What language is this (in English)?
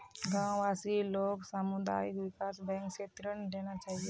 Magahi